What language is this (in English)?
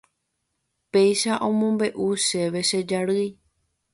Guarani